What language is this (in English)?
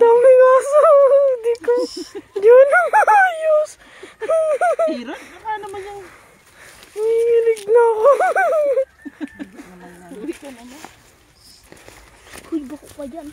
Filipino